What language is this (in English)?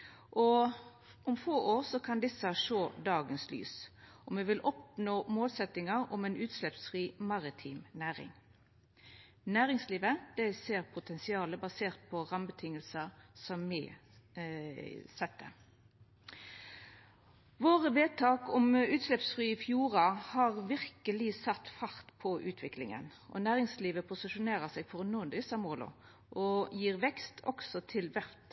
Norwegian Nynorsk